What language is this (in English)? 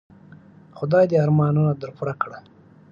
Pashto